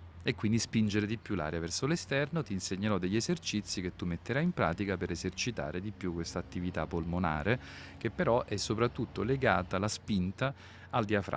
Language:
Italian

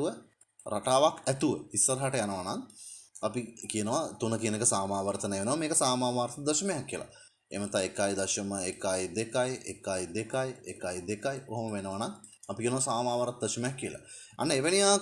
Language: Sinhala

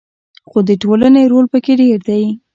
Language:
Pashto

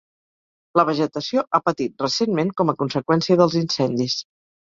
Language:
Catalan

